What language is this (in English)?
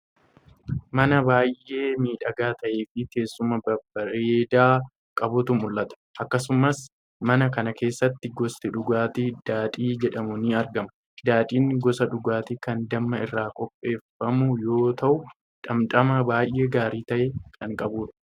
Oromo